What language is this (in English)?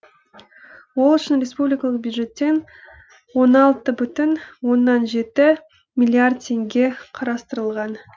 Kazakh